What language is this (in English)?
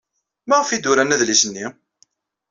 Kabyle